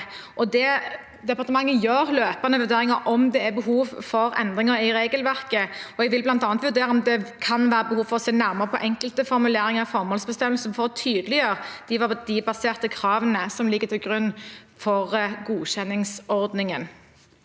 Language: Norwegian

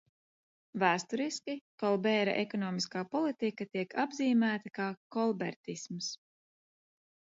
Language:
Latvian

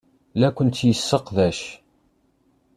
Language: Kabyle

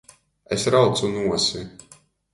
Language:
Latgalian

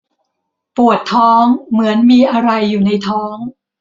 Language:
Thai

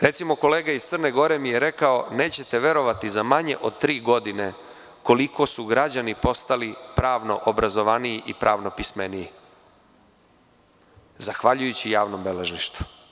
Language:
Serbian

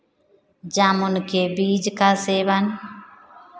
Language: Hindi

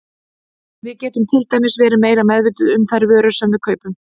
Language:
Icelandic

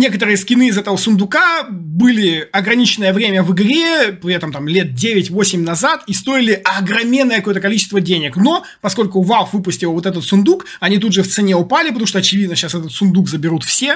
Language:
Russian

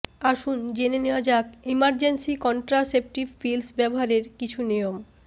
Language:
Bangla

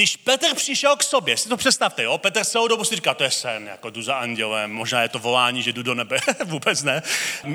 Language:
Czech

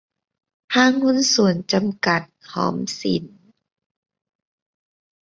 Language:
Thai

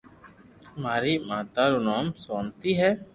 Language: Loarki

